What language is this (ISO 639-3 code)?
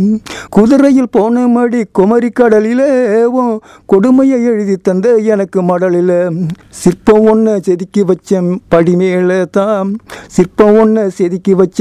tam